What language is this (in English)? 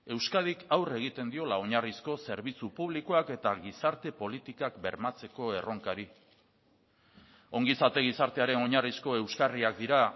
Basque